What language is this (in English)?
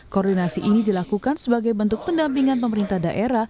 Indonesian